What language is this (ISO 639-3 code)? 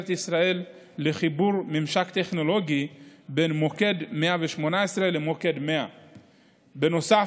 heb